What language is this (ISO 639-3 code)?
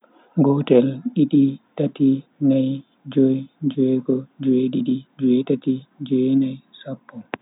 fui